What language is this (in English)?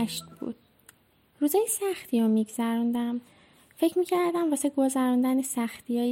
Persian